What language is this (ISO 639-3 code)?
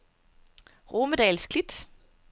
dan